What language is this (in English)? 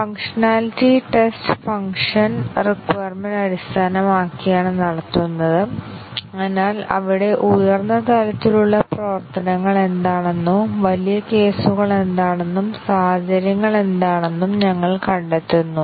Malayalam